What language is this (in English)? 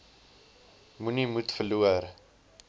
Afrikaans